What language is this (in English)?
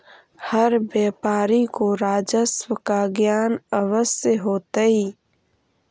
Magahi